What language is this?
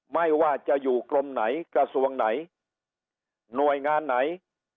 Thai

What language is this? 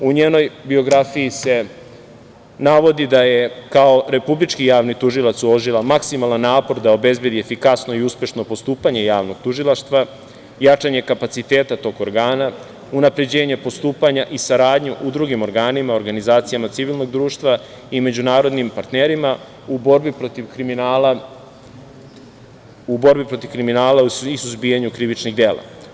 Serbian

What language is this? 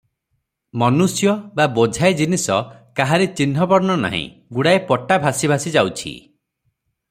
Odia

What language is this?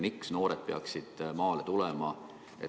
Estonian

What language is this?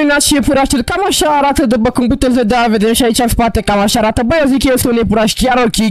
Romanian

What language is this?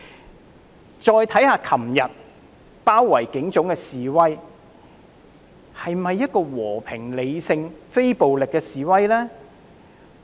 Cantonese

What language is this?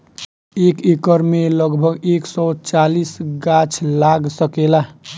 Bhojpuri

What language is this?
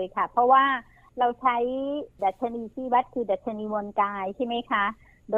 Thai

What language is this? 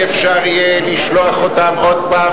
Hebrew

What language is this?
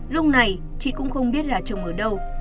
Vietnamese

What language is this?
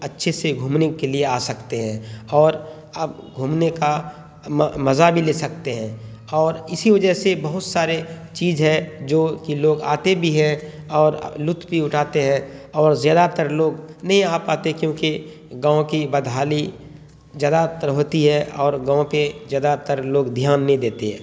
Urdu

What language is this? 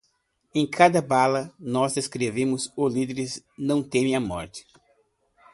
Portuguese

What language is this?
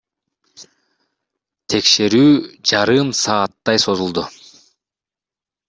Kyrgyz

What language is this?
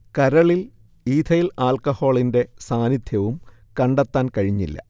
Malayalam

